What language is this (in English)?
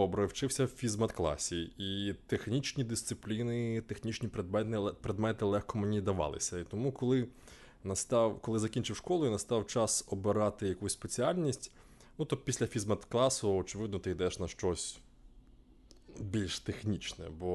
Ukrainian